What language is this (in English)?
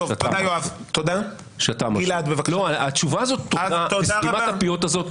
Hebrew